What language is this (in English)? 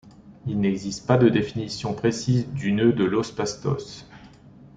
French